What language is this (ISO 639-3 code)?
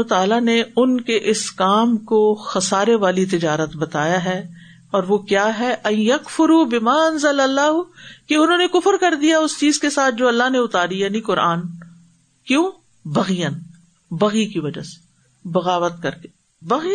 urd